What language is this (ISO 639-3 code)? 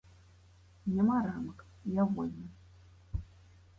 bel